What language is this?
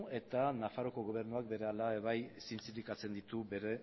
Basque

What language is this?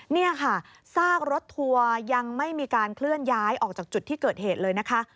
Thai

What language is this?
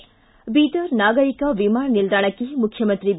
Kannada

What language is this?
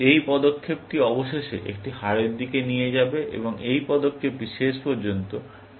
Bangla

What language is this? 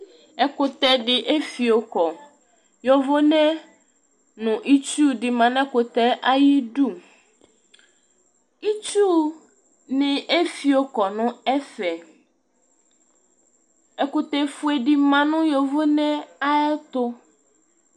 Ikposo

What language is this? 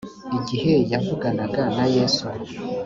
Kinyarwanda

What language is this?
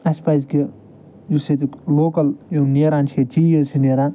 Kashmiri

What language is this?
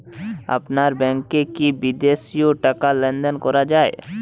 Bangla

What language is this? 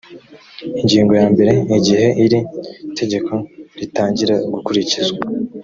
Kinyarwanda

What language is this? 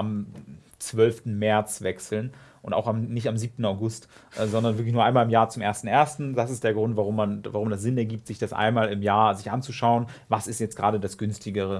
German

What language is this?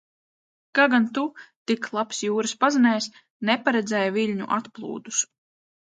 Latvian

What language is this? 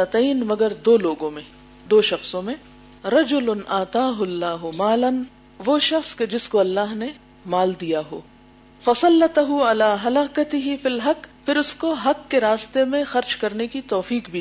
Urdu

